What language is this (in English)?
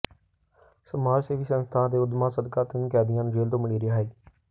Punjabi